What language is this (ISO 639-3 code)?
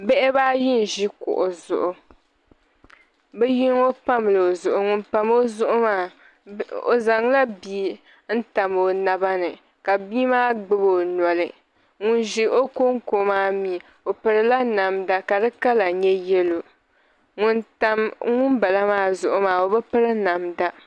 dag